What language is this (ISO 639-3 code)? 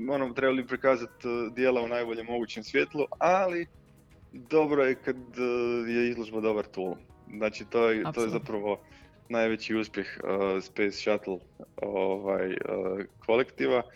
hrv